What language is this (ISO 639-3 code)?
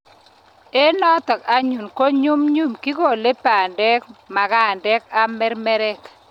kln